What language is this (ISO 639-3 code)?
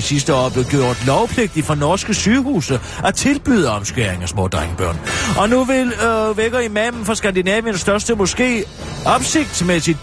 dan